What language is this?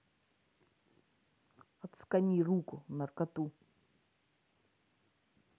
Russian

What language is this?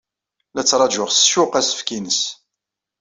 Kabyle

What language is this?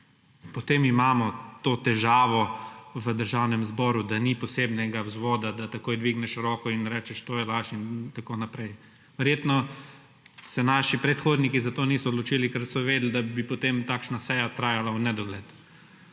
Slovenian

